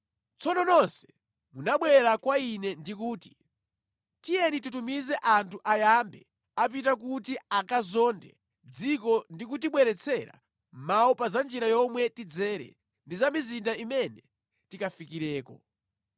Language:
Nyanja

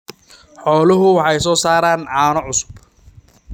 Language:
Somali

